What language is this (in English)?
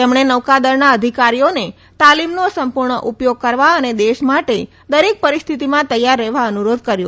Gujarati